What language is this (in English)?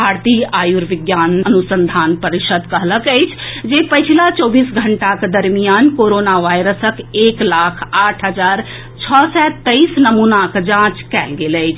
Maithili